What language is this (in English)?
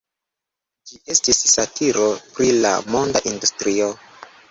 Esperanto